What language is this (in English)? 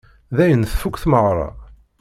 Kabyle